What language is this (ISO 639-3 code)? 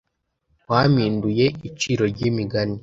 kin